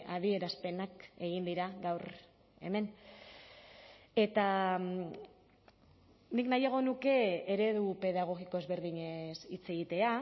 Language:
Basque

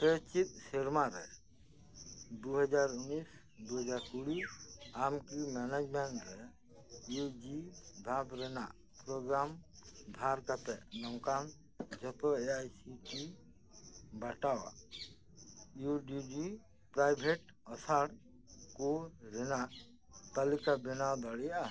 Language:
Santali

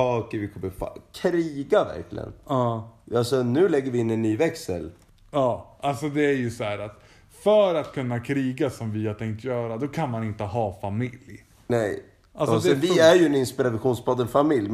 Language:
Swedish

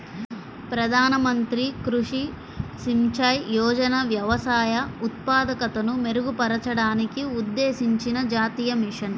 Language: Telugu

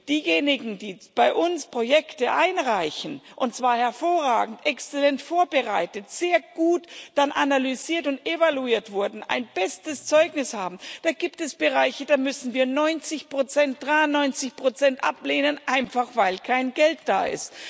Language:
German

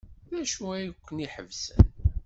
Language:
Kabyle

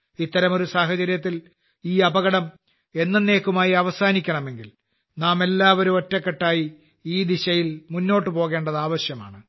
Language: Malayalam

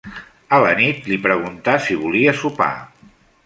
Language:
Catalan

